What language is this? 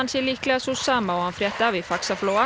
Icelandic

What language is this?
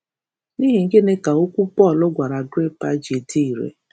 Igbo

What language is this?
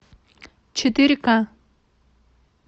Russian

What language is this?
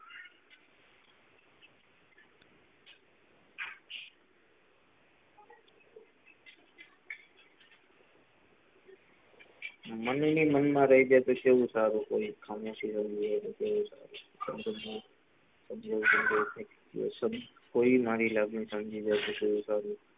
Gujarati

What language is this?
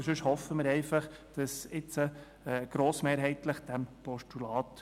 Swiss German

